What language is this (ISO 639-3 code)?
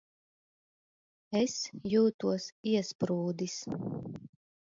lav